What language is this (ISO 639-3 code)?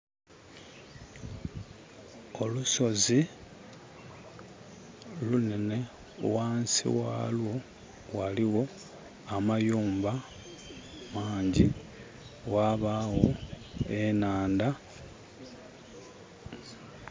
xog